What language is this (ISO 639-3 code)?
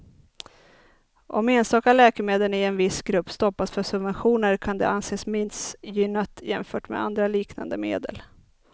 swe